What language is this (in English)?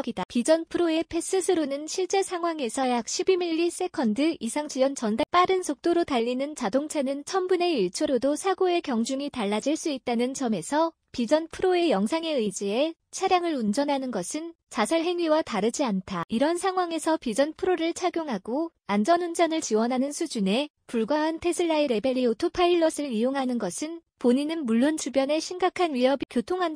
Korean